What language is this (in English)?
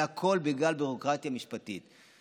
Hebrew